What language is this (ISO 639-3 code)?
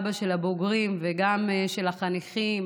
heb